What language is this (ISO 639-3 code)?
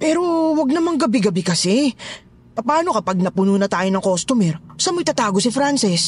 fil